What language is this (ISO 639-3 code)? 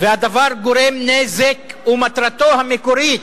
heb